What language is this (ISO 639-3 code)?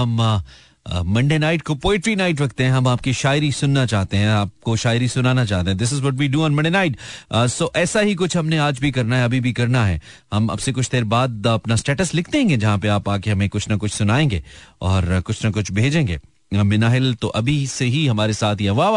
hin